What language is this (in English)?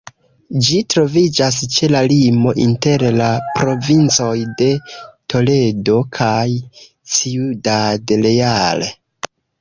Esperanto